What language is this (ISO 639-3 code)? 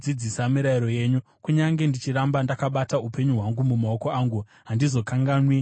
sna